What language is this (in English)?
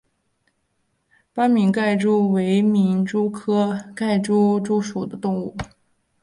Chinese